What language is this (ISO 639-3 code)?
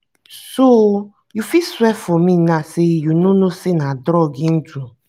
pcm